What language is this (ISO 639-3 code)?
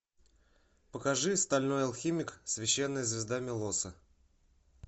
rus